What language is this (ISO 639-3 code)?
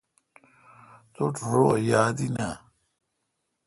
xka